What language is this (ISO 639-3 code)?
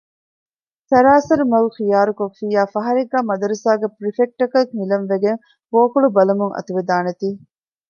div